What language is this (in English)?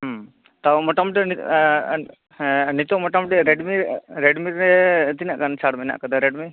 Santali